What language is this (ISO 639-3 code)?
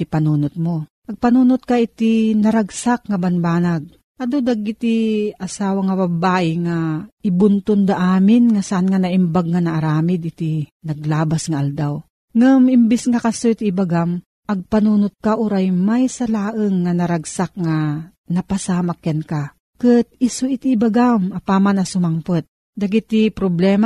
fil